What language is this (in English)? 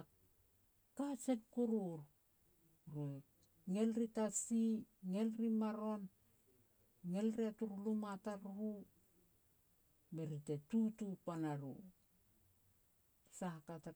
Petats